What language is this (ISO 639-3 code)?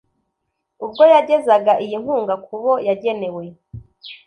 kin